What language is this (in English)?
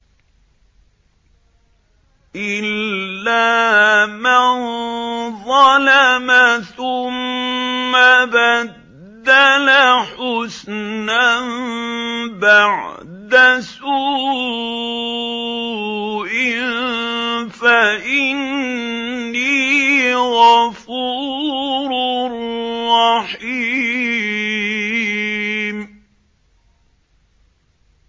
Arabic